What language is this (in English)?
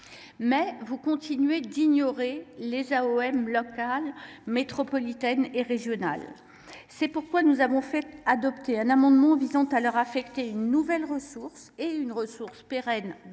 French